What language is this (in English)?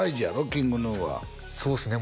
Japanese